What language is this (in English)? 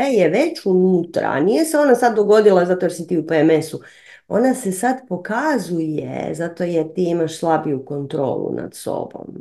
Croatian